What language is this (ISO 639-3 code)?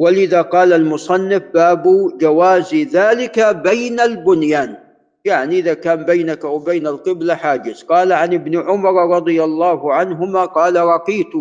ara